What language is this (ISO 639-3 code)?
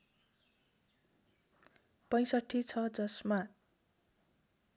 nep